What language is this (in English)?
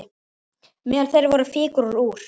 Icelandic